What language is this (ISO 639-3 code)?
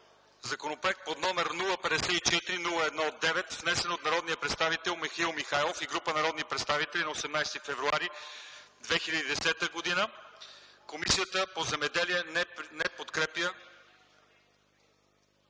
bul